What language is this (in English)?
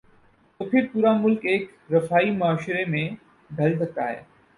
Urdu